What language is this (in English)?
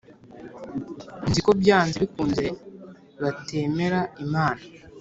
Kinyarwanda